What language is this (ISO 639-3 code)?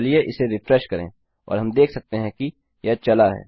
hin